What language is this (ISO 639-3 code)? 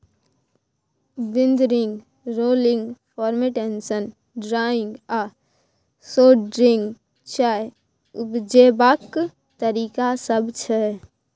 mai